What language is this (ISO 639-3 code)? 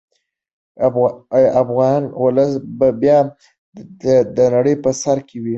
pus